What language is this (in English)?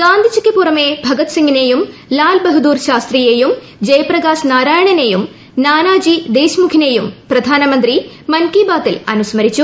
Malayalam